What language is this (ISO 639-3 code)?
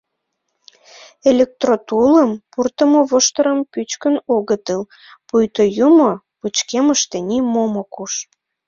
chm